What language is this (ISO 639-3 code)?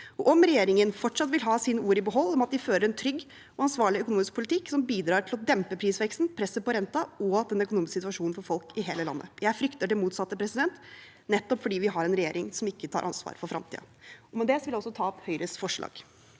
nor